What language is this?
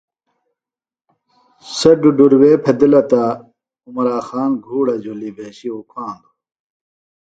Phalura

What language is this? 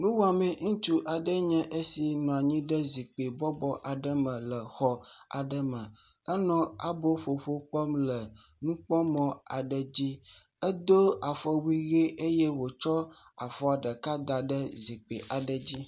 Ewe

